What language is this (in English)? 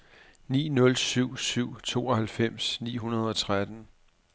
Danish